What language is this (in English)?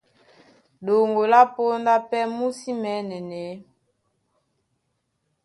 Duala